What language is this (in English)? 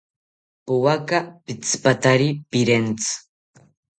South Ucayali Ashéninka